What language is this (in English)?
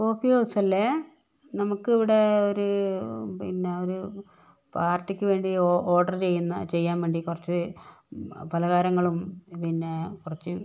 Malayalam